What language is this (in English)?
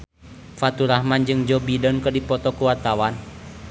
Sundanese